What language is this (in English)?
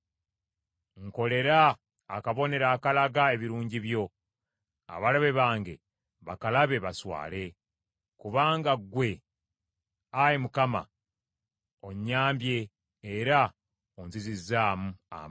Ganda